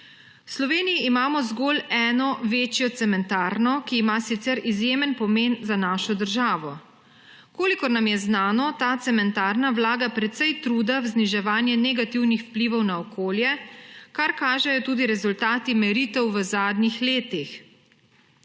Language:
Slovenian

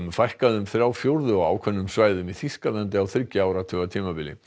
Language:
Icelandic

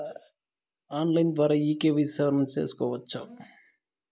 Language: Telugu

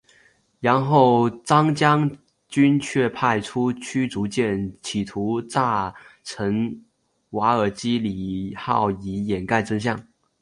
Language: Chinese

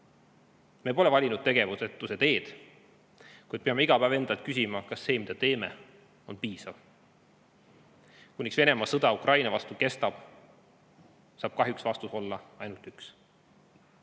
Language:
Estonian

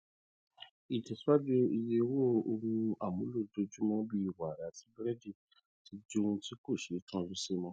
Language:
Yoruba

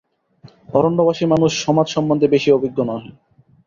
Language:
Bangla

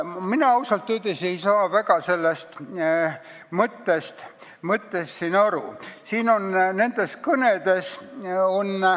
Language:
Estonian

